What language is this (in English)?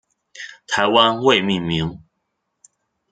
Chinese